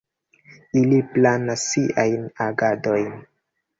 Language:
Esperanto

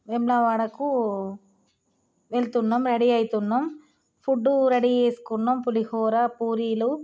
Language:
Telugu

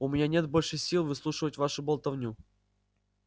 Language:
Russian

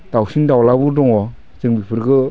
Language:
Bodo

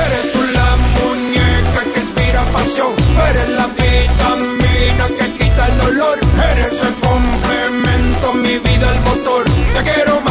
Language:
Hungarian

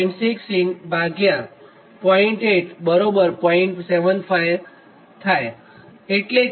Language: Gujarati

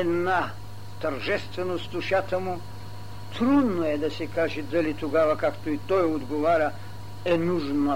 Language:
Bulgarian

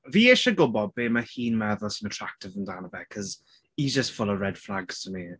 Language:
Welsh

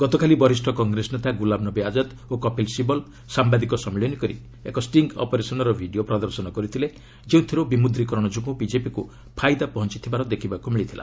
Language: Odia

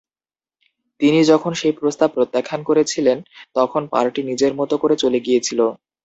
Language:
Bangla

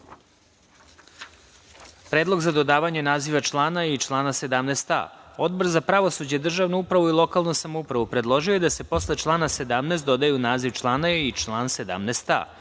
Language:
Serbian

